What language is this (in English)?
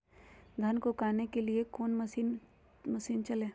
Magahi